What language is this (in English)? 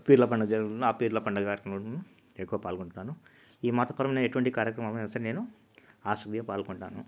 Telugu